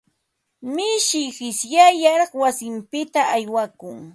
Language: Ambo-Pasco Quechua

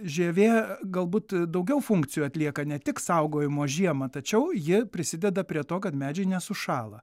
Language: Lithuanian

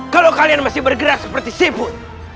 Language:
Indonesian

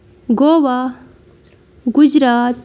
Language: Kashmiri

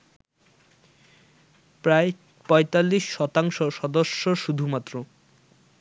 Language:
Bangla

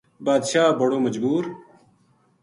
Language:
Gujari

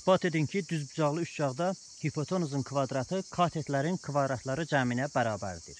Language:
Turkish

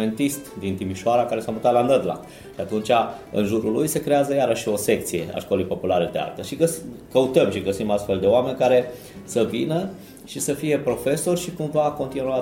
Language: Romanian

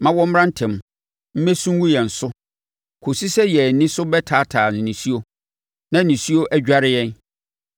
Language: Akan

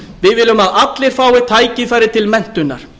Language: Icelandic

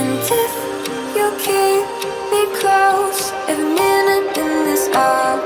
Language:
English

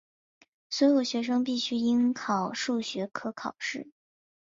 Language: Chinese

